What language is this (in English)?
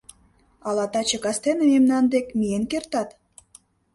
Mari